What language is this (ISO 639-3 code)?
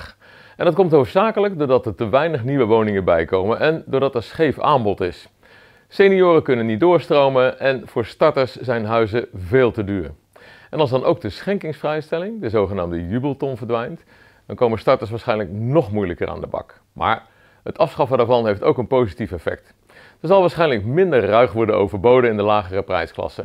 nld